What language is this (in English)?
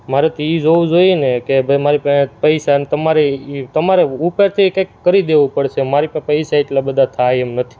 Gujarati